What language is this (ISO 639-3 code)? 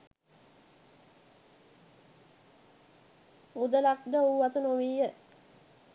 sin